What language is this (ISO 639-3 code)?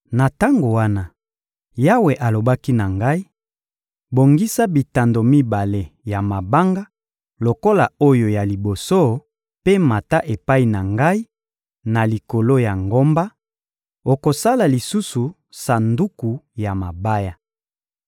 lin